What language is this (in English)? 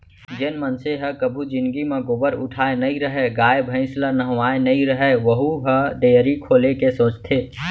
Chhattisgarhi